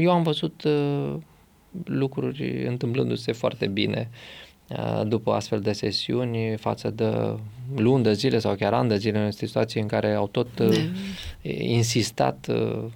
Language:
Romanian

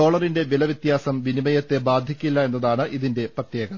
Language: Malayalam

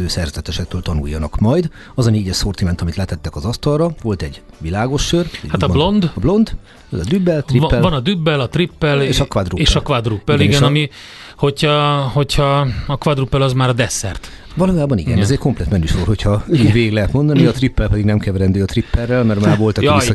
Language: Hungarian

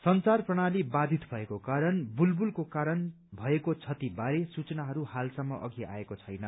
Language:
Nepali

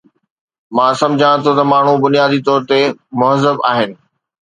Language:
Sindhi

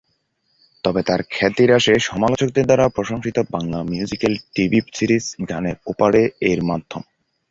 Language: Bangla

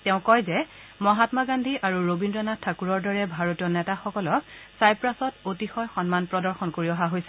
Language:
Assamese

